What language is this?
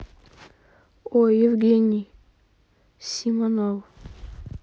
Russian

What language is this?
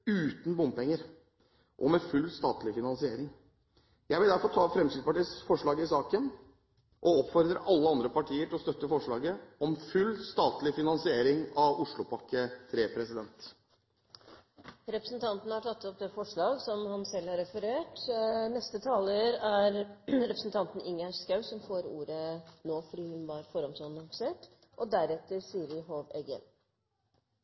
Norwegian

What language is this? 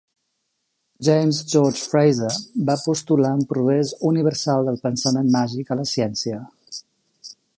Catalan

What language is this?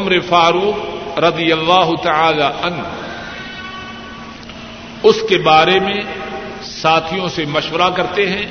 Urdu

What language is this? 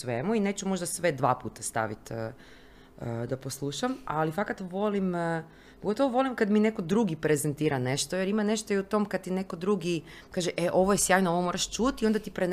Croatian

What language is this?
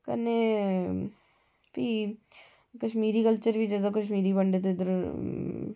Dogri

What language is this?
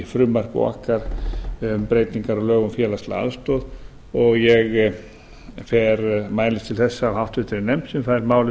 Icelandic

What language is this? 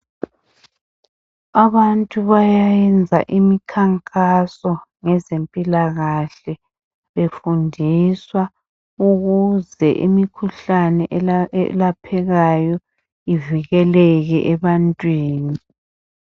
North Ndebele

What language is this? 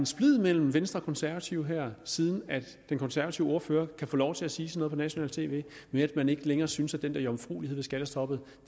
Danish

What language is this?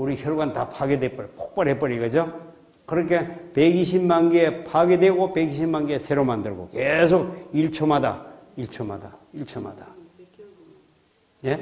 Korean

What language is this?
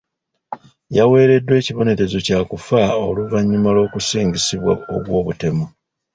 Ganda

